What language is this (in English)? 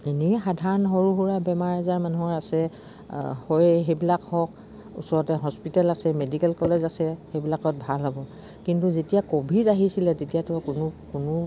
Assamese